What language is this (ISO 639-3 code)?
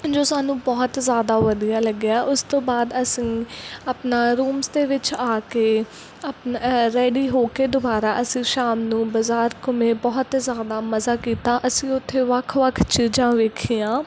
pan